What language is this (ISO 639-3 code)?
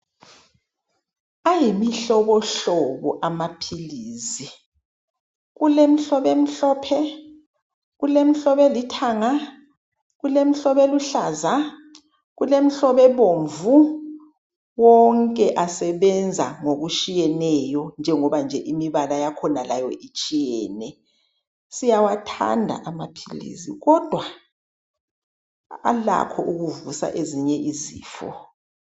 nde